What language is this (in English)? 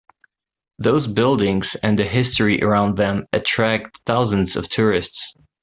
English